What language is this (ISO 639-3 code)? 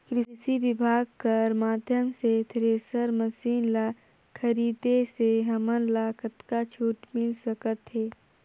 hne